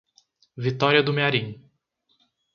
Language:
Portuguese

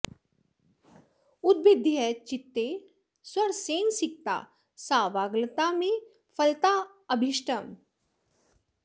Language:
Sanskrit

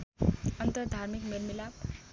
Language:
Nepali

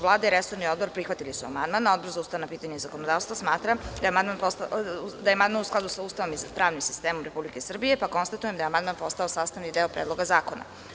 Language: Serbian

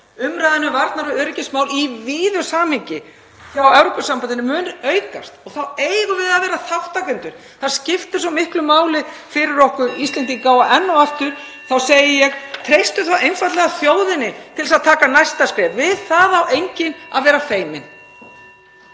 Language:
Icelandic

